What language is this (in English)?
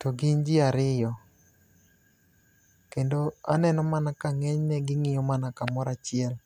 Luo (Kenya and Tanzania)